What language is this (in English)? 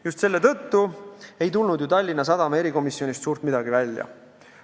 Estonian